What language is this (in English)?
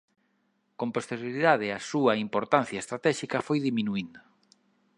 Galician